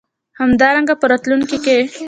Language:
Pashto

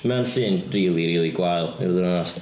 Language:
Welsh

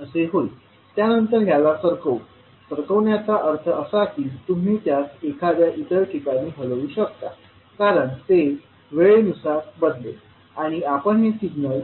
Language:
Marathi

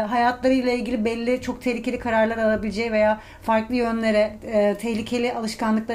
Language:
Turkish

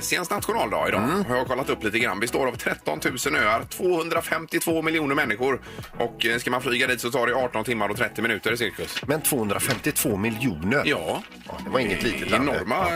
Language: Swedish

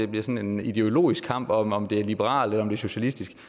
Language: Danish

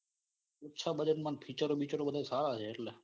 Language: Gujarati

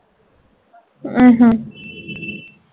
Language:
Punjabi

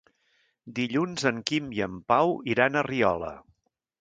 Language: Catalan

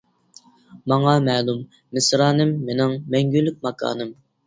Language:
Uyghur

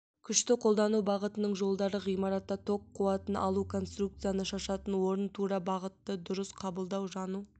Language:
Kazakh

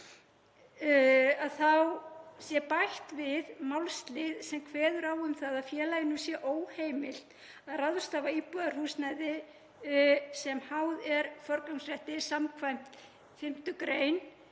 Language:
Icelandic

